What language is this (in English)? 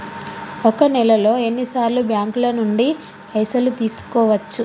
Telugu